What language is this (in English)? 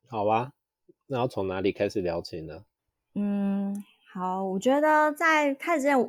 Chinese